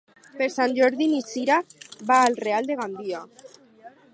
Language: Catalan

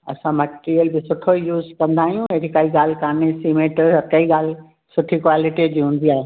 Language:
Sindhi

